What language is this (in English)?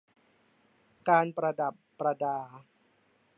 Thai